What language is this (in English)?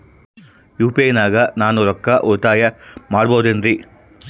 Kannada